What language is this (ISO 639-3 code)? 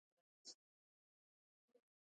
pus